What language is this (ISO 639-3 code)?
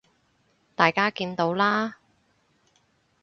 yue